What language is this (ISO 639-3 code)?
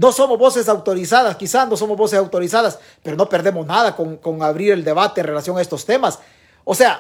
spa